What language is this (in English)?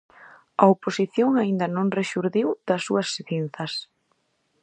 Galician